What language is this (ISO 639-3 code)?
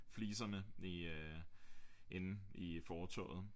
dan